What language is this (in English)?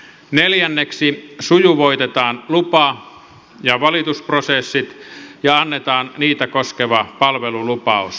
Finnish